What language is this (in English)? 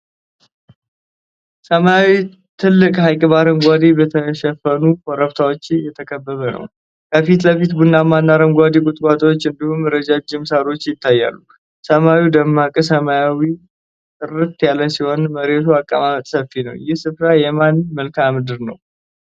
Amharic